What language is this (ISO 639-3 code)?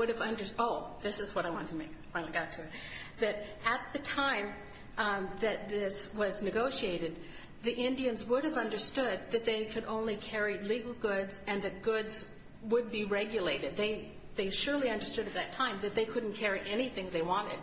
eng